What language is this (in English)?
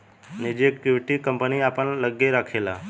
Bhojpuri